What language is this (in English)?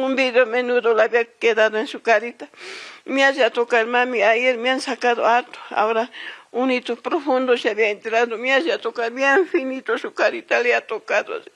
Spanish